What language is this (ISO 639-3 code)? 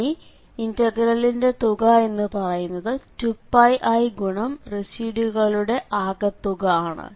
mal